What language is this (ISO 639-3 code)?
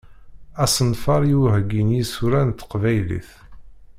kab